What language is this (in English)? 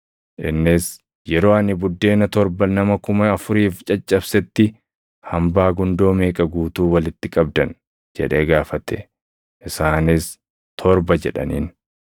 Oromo